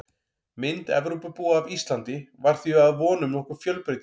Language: Icelandic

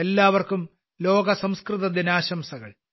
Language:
Malayalam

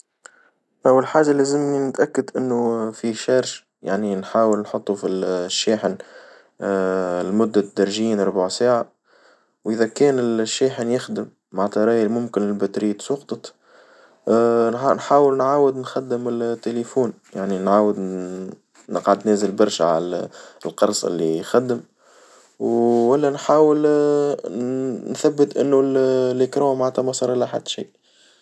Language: Tunisian Arabic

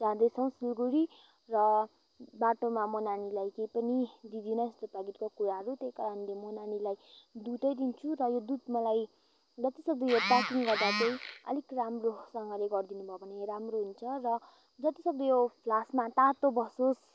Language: Nepali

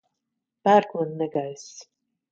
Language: Latvian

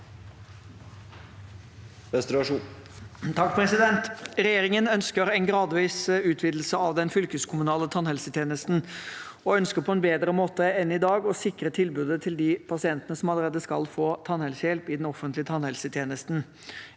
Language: Norwegian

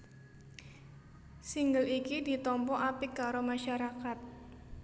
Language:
Javanese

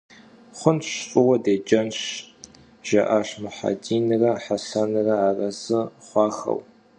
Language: Kabardian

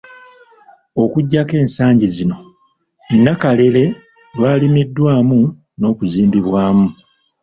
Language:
Ganda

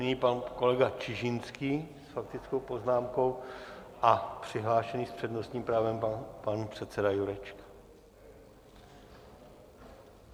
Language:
Czech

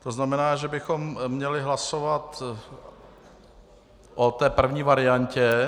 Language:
Czech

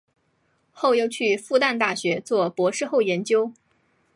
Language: Chinese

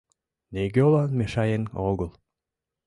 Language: Mari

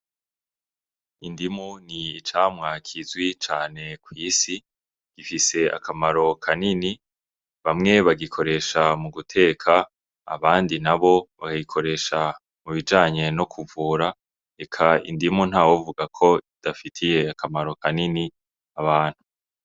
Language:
Rundi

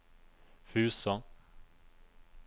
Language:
Norwegian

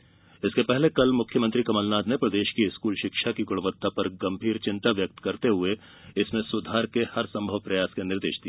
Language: Hindi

